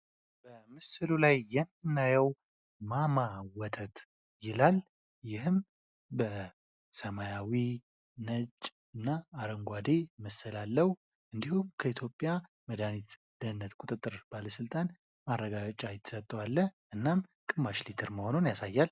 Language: Amharic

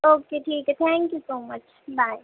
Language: Urdu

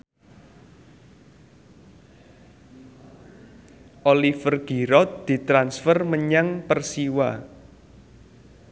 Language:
Javanese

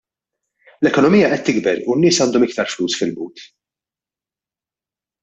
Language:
Maltese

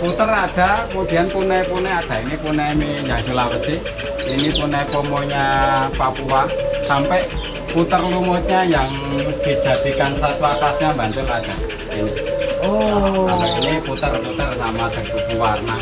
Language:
Indonesian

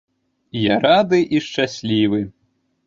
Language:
Belarusian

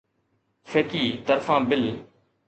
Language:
Sindhi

